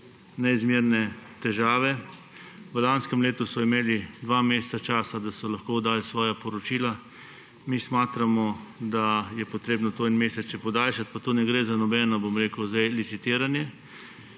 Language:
Slovenian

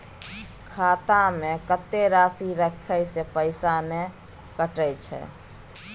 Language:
Maithili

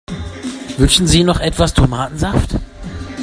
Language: German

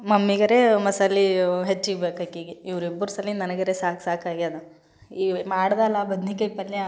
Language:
Kannada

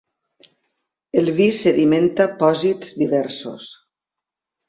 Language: Catalan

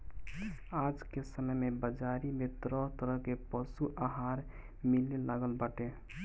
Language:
Bhojpuri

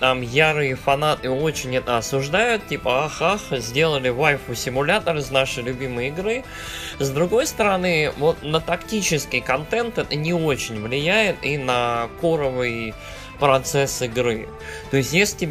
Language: Russian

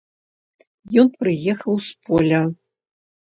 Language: Belarusian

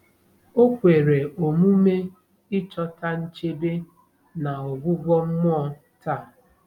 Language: Igbo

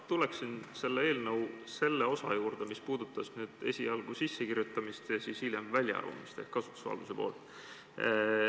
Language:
Estonian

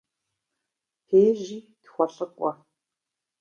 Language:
Kabardian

